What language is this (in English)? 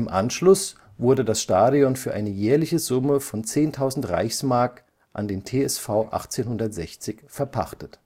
German